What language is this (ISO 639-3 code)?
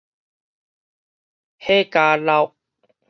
nan